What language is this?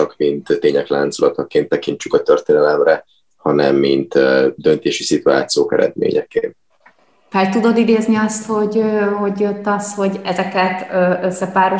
Hungarian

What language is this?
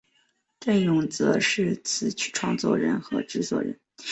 Chinese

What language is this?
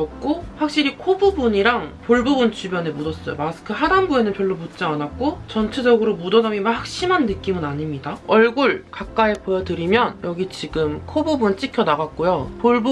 Korean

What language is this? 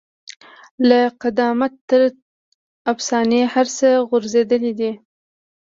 Pashto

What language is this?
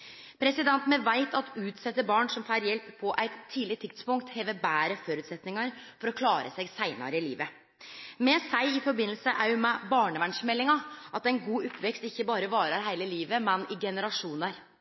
Norwegian Nynorsk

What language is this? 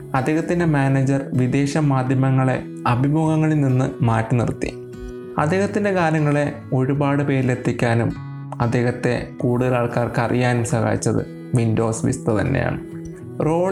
Malayalam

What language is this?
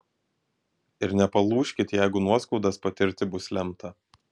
Lithuanian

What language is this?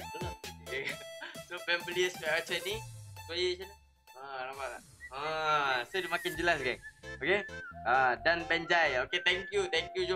Malay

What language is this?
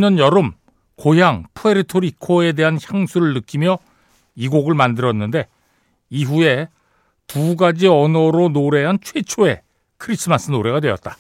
Korean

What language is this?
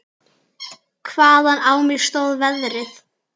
Icelandic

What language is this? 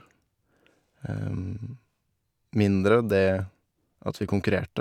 Norwegian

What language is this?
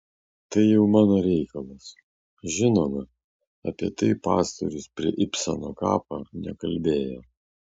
Lithuanian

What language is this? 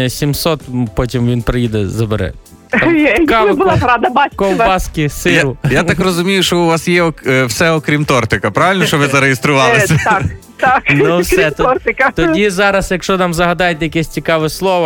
Ukrainian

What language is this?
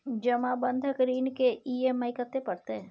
Maithili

